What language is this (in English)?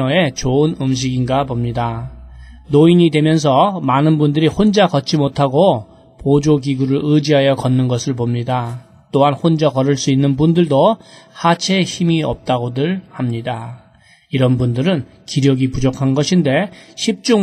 Korean